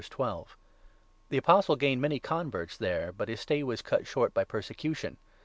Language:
English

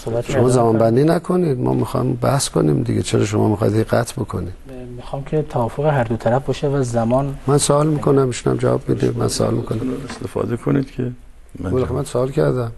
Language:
Persian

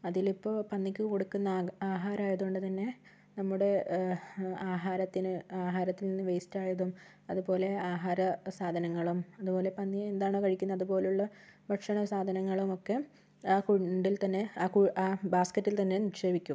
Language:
Malayalam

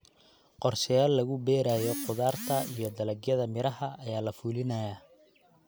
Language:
Somali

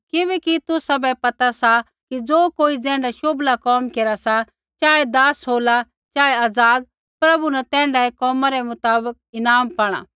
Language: Kullu Pahari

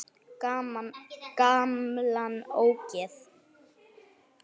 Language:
Icelandic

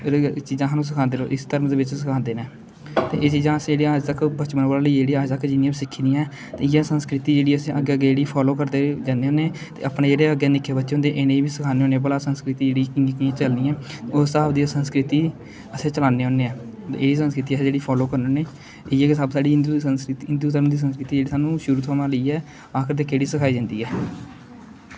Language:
Dogri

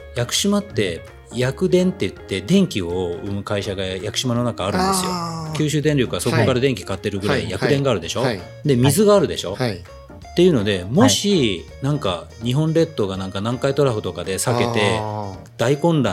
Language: Japanese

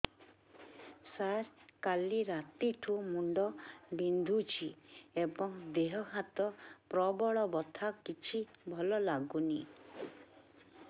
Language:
Odia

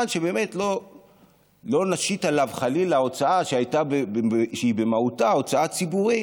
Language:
Hebrew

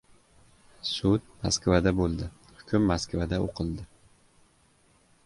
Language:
Uzbek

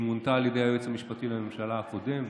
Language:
Hebrew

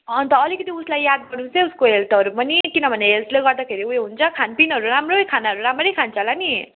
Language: Nepali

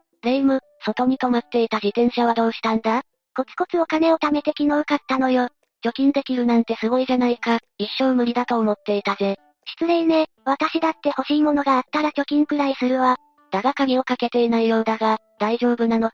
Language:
Japanese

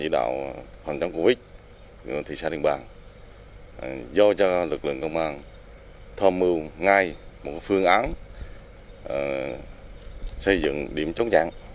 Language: Vietnamese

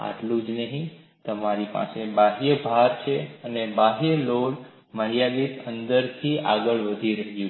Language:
Gujarati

